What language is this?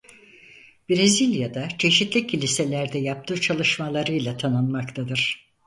Turkish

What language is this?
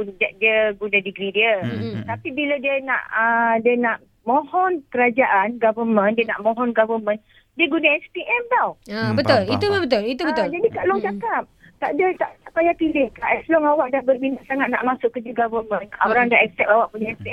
Malay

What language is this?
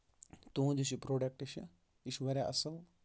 Kashmiri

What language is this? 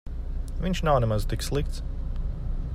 Latvian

